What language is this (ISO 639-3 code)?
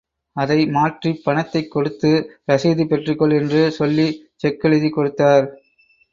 tam